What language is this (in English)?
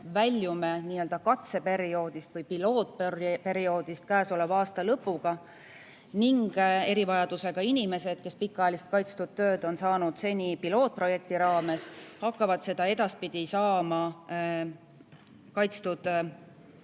Estonian